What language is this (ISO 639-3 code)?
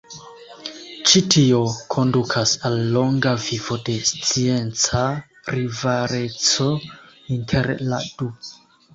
epo